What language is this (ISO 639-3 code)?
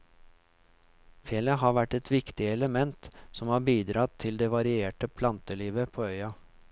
nor